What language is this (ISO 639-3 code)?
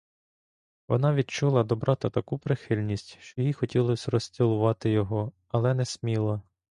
ukr